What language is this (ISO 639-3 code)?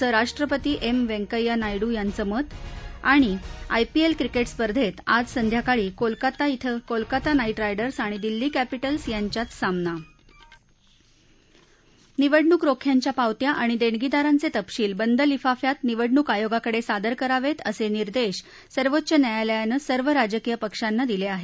mar